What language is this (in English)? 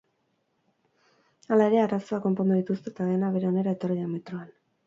Basque